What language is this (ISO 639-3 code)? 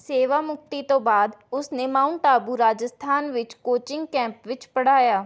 pan